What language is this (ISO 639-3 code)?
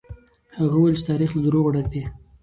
pus